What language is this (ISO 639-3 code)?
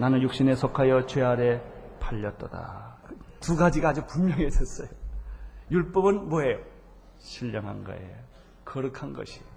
kor